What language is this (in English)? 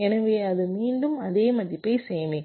Tamil